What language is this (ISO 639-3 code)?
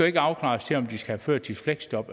dan